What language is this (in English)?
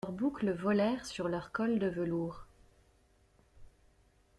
French